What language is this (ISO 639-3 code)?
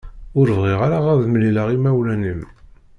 kab